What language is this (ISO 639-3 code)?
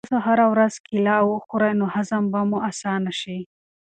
pus